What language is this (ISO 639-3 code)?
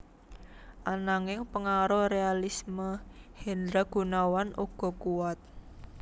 jav